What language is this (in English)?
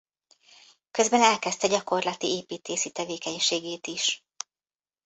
Hungarian